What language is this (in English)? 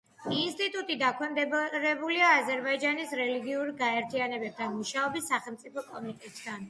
Georgian